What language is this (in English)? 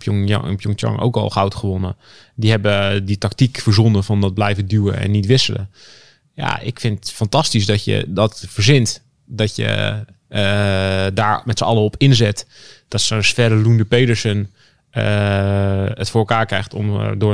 Dutch